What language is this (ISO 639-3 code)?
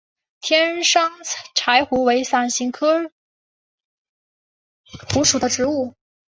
zho